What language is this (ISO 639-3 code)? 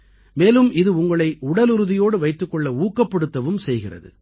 tam